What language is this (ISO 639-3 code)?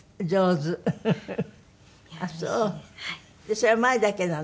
jpn